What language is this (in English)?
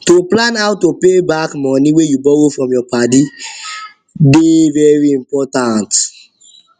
Nigerian Pidgin